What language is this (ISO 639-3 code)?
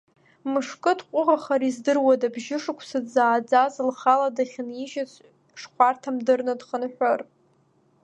abk